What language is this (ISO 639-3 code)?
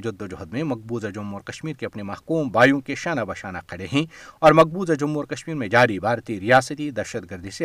urd